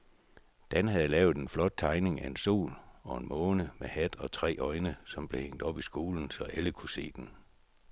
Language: Danish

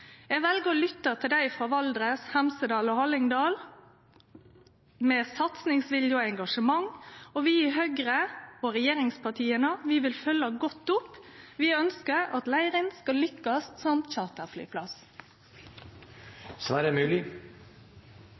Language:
Norwegian Nynorsk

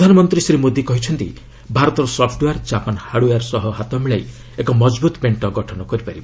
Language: Odia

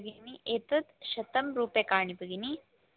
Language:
Sanskrit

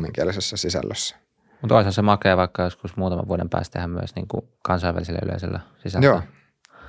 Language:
Finnish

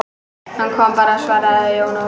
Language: Icelandic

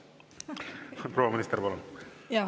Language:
Estonian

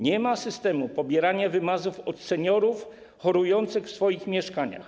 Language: Polish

